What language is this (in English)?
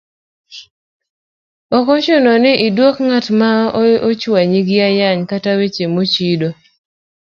Luo (Kenya and Tanzania)